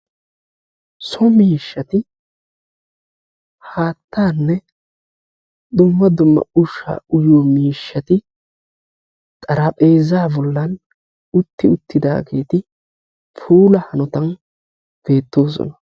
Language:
Wolaytta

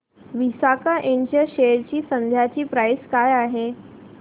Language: Marathi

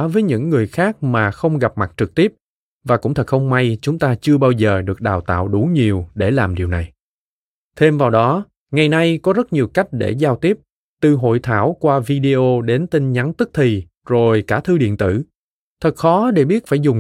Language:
Vietnamese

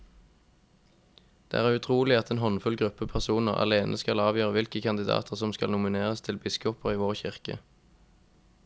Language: Norwegian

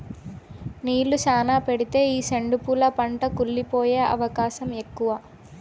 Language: Telugu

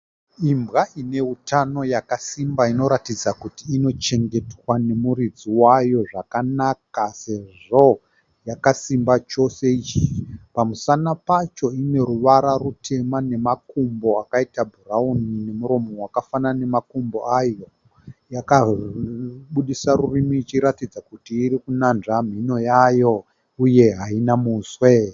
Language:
Shona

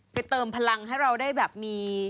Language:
Thai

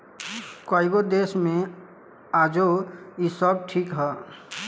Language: Bhojpuri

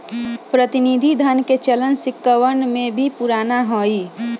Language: Magahi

